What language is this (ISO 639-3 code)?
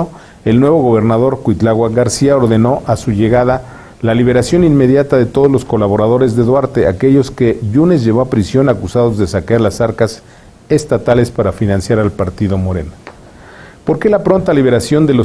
spa